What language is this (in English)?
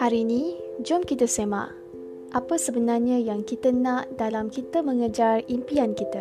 Malay